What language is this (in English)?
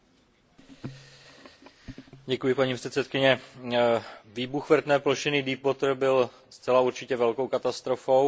Czech